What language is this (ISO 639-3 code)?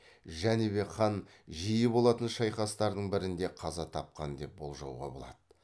kaz